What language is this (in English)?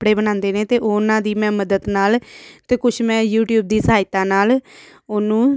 Punjabi